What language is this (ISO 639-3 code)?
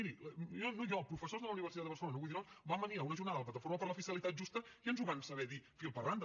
cat